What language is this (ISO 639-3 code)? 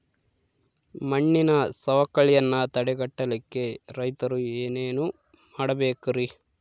kan